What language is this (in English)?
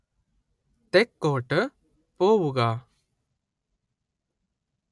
Malayalam